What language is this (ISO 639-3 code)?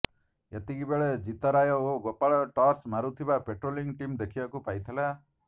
ori